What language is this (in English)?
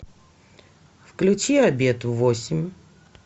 Russian